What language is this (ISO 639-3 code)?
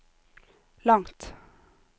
nor